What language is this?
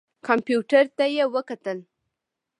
Pashto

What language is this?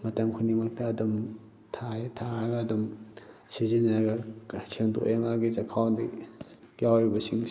Manipuri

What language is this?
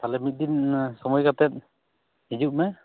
Santali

